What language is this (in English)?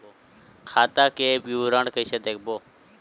Chhattisgarhi